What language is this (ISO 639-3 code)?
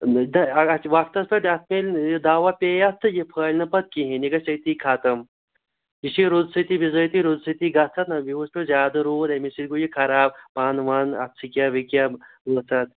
kas